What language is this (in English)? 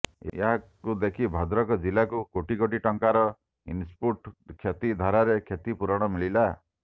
Odia